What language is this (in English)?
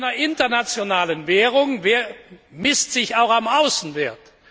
German